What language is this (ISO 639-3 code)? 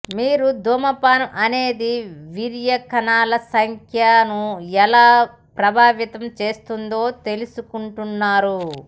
tel